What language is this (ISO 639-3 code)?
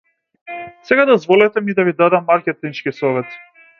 mkd